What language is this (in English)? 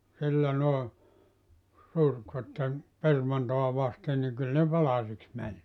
Finnish